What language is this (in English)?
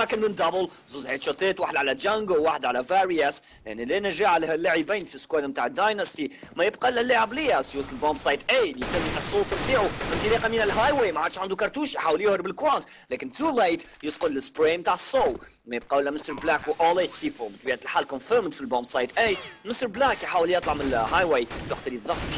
Arabic